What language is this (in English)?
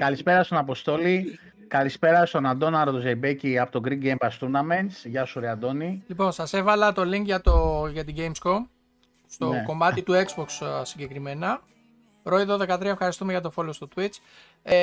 Greek